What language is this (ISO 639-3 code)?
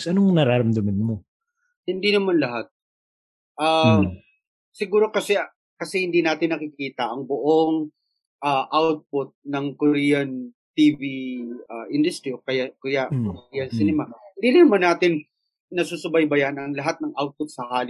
fil